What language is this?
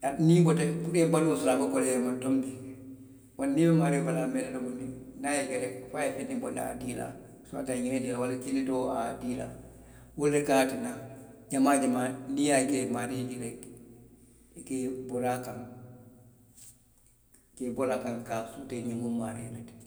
Western Maninkakan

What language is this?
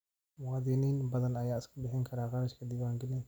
Somali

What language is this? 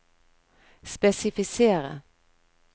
Norwegian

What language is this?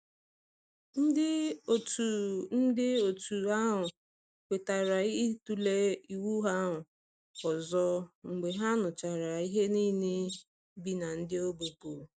Igbo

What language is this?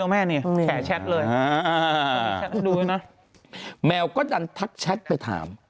Thai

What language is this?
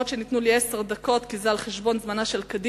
Hebrew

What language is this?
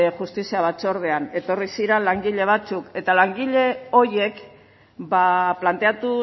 Basque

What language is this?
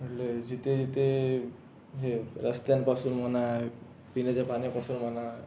Marathi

